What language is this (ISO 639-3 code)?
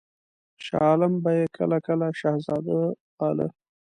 pus